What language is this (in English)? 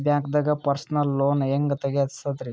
Kannada